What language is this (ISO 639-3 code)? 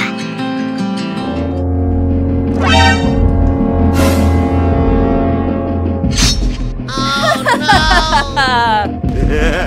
eng